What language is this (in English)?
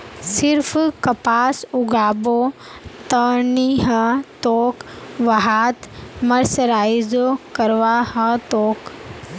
Magahi